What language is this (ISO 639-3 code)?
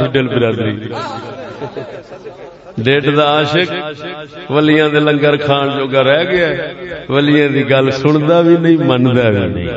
urd